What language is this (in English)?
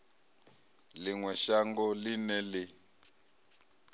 Venda